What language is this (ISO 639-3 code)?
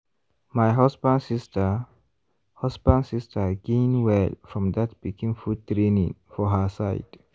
pcm